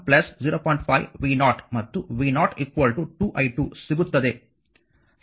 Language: Kannada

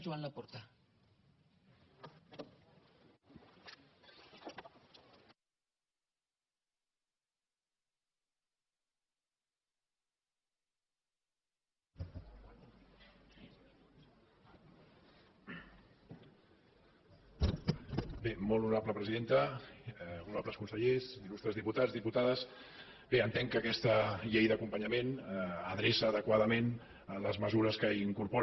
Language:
Catalan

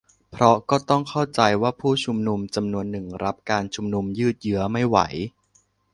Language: Thai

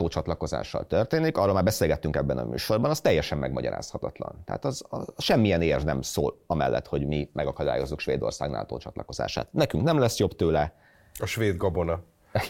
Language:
Hungarian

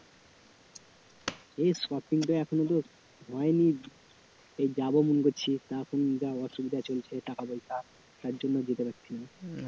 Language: Bangla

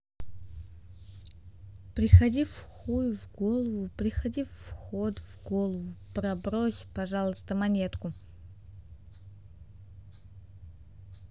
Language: Russian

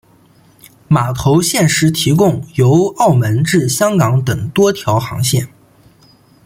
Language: Chinese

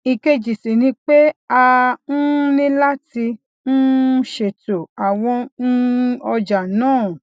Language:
Yoruba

